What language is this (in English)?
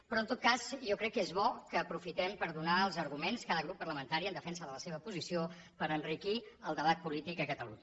Catalan